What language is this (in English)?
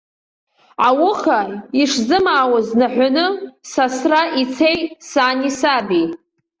Abkhazian